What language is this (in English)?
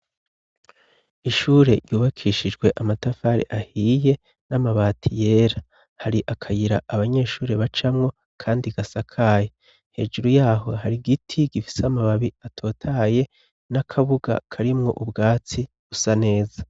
Rundi